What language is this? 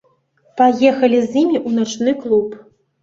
Belarusian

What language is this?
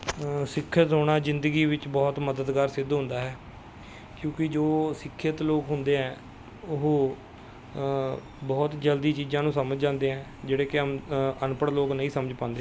Punjabi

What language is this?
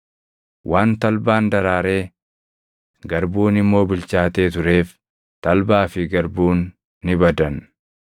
Oromo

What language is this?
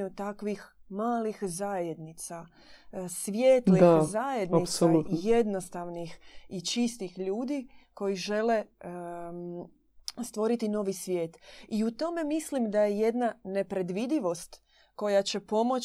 Croatian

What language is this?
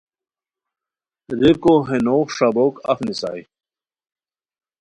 Khowar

